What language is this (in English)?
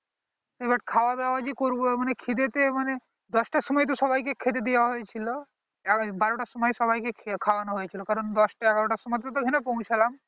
Bangla